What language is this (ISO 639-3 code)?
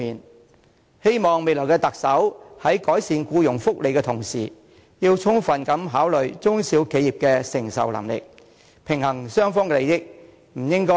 yue